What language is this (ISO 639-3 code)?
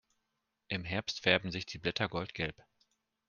deu